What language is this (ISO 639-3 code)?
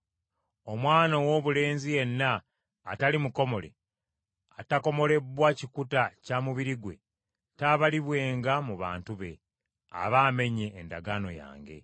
lug